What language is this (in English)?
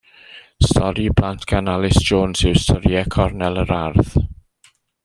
Welsh